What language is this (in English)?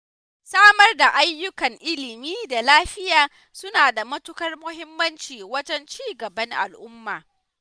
Hausa